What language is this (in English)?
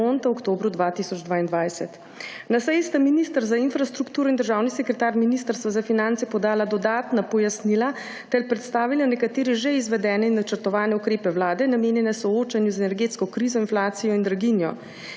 Slovenian